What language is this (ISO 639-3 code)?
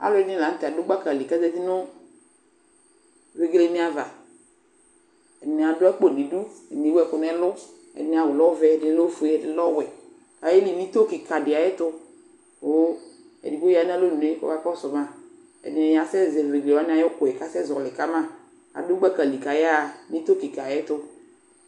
kpo